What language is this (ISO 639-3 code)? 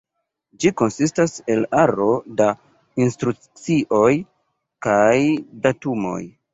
epo